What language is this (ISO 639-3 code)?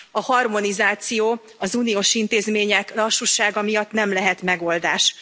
hun